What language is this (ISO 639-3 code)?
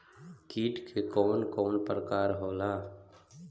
bho